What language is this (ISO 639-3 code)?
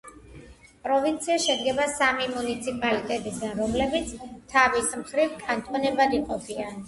kat